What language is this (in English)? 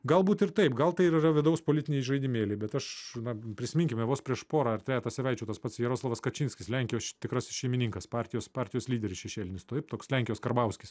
Lithuanian